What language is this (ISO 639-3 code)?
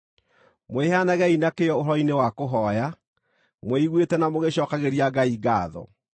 kik